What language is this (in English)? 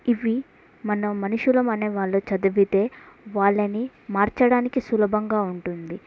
Telugu